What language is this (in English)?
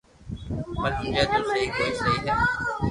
Loarki